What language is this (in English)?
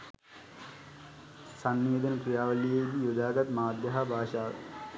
Sinhala